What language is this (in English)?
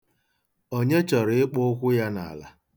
Igbo